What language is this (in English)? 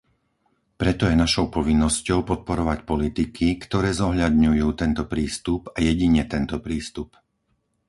Slovak